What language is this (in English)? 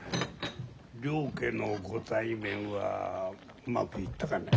Japanese